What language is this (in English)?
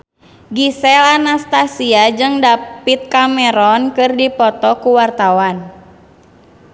Sundanese